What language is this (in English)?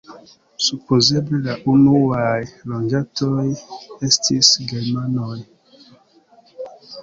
Esperanto